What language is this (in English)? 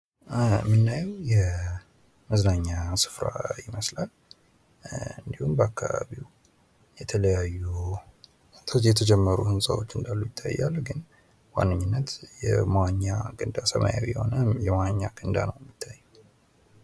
Amharic